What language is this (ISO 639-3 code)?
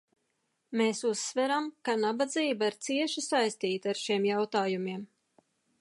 lav